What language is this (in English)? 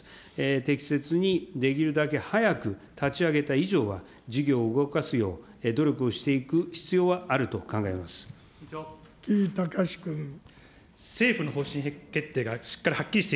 Japanese